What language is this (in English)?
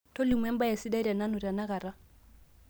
Masai